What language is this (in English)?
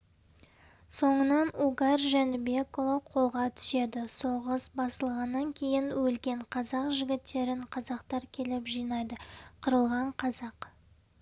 Kazakh